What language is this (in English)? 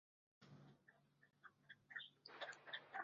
Chinese